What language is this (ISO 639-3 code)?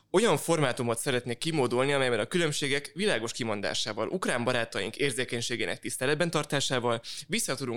hun